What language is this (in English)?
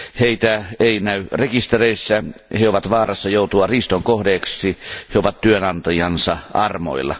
Finnish